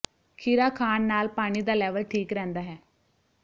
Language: Punjabi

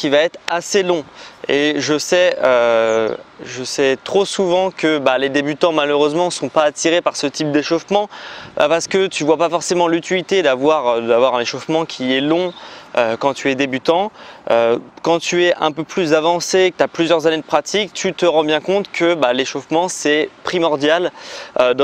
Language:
French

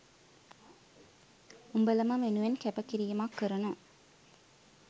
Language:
Sinhala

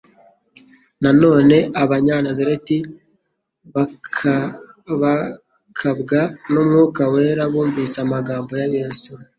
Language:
Kinyarwanda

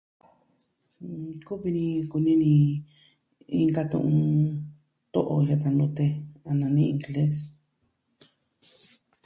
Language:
Southwestern Tlaxiaco Mixtec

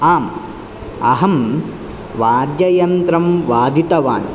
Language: Sanskrit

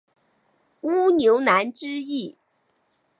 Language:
Chinese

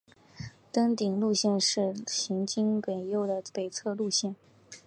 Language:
Chinese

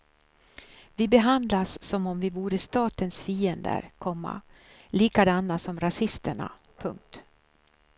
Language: Swedish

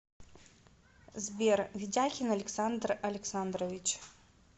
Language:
Russian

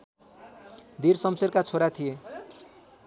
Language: Nepali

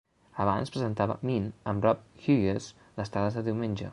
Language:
Catalan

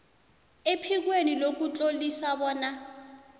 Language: South Ndebele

